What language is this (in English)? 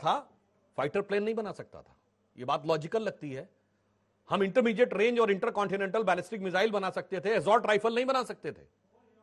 Hindi